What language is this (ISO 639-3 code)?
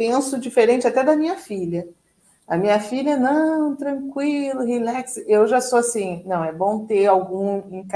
por